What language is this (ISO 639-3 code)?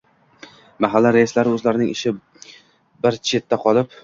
uzb